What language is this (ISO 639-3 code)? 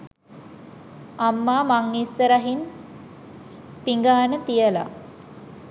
sin